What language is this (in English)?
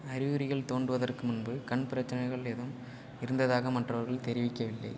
Tamil